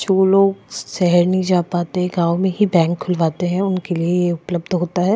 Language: Hindi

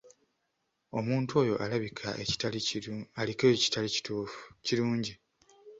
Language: Ganda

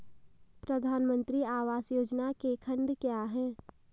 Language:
Hindi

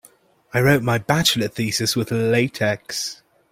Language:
English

